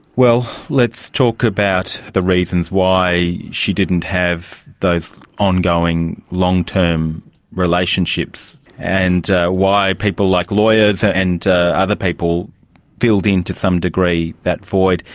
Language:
English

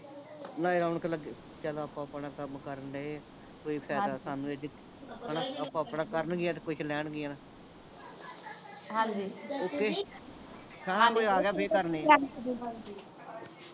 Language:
Punjabi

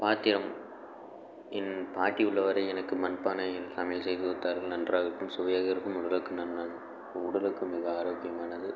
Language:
Tamil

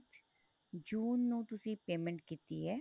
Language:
Punjabi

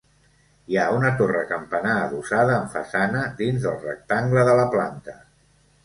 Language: Catalan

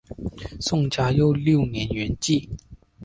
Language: Chinese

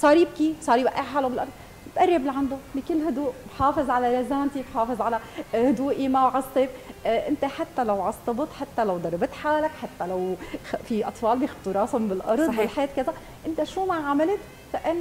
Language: Arabic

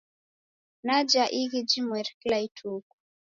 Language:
Taita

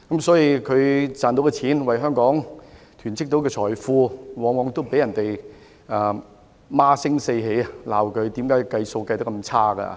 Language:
Cantonese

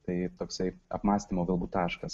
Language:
Lithuanian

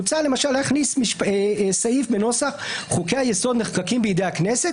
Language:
Hebrew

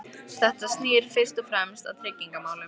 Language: Icelandic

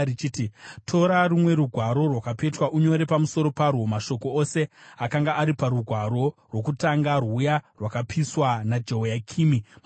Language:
Shona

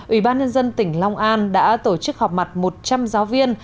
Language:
Vietnamese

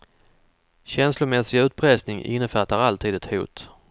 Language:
Swedish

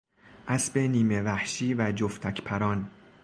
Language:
Persian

